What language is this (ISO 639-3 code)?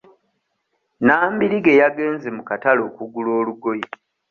lug